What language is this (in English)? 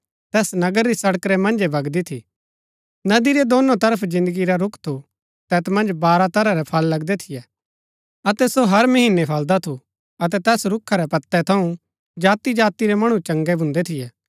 Gaddi